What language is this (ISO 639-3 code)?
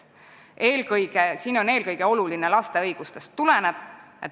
est